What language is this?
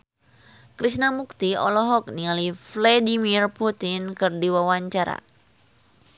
Sundanese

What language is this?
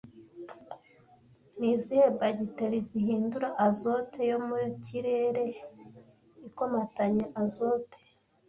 Kinyarwanda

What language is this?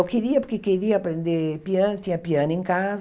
Portuguese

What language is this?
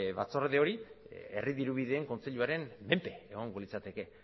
Basque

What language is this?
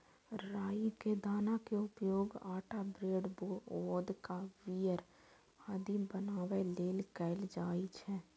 Maithili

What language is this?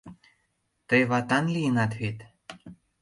Mari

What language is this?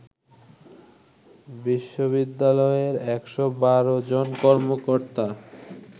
Bangla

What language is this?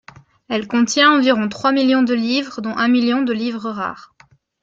French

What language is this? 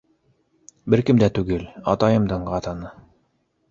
Bashkir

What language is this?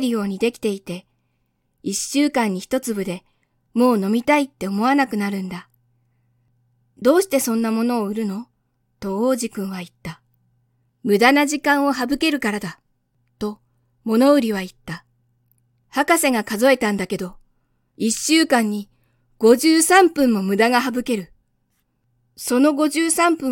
Japanese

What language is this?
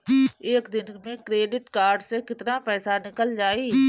Bhojpuri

